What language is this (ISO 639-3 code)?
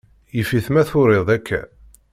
kab